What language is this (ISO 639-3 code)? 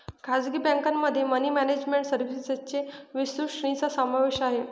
mar